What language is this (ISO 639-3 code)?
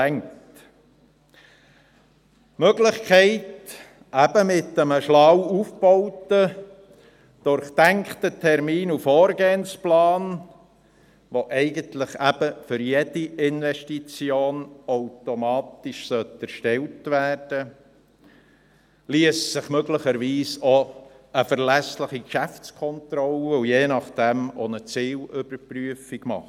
gsw